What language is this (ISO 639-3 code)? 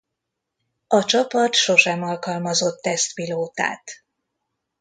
hun